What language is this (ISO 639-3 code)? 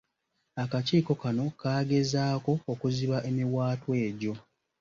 lug